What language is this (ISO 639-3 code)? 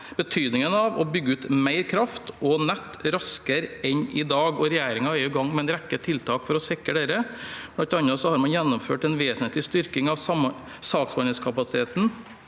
nor